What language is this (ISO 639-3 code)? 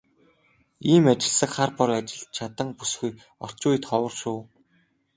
mon